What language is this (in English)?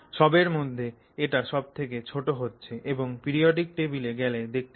Bangla